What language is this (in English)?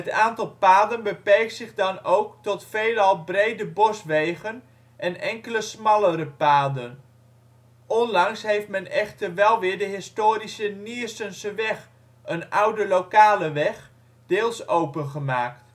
Dutch